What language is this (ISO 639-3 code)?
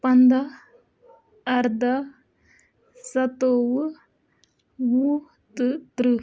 kas